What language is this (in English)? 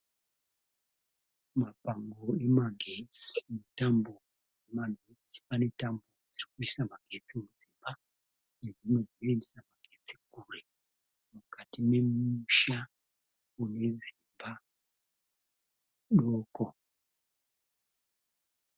Shona